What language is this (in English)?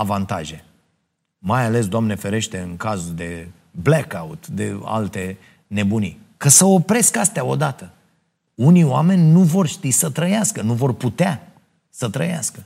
Romanian